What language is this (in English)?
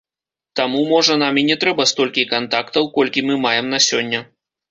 Belarusian